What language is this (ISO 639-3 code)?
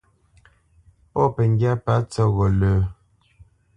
bce